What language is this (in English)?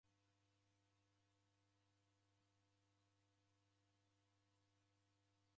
Taita